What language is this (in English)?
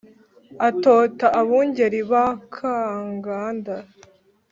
Kinyarwanda